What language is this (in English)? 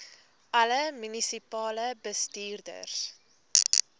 Afrikaans